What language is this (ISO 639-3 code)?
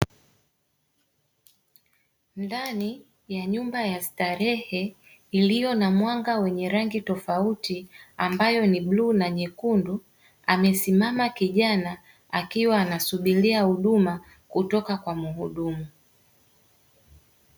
swa